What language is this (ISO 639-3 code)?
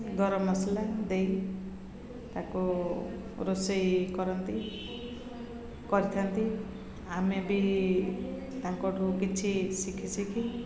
ori